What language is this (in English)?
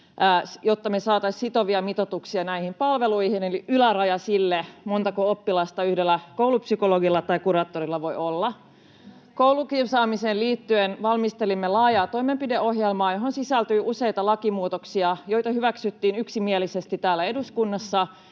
Finnish